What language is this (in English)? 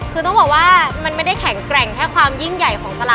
Thai